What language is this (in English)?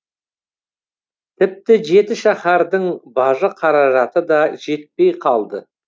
Kazakh